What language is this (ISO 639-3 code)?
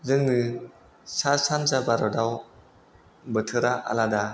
brx